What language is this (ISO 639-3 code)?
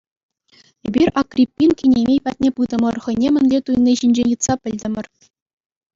chv